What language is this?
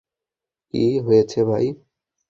Bangla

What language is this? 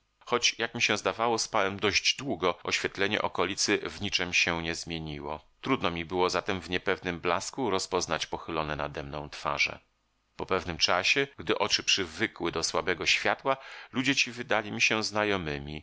Polish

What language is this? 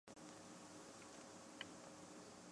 Chinese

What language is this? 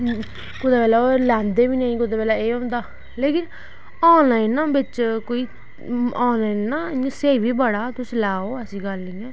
Dogri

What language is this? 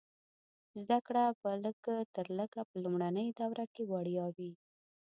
Pashto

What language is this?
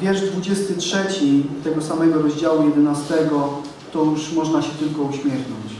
Polish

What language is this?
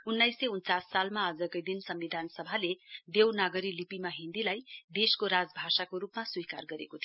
Nepali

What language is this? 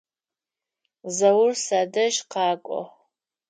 Adyghe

